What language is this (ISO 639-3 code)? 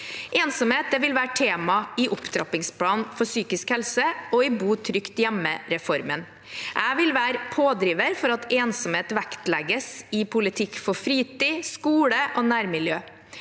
nor